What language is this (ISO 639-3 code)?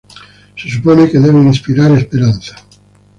spa